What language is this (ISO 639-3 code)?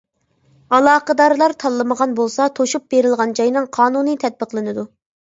uig